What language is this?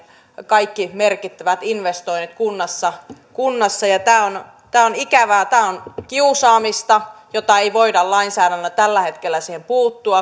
Finnish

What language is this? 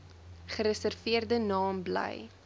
Afrikaans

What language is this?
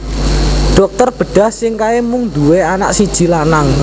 Javanese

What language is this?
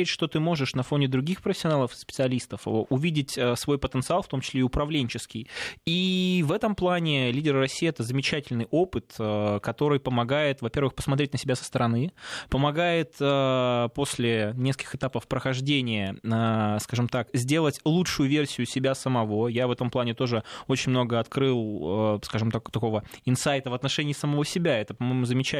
Russian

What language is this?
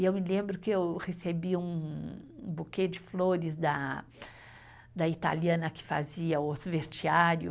Portuguese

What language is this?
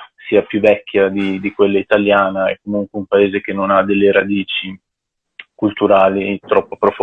Italian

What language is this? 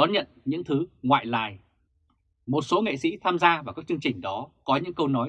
Vietnamese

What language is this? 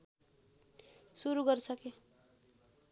Nepali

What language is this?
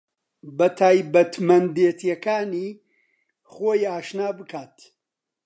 Central Kurdish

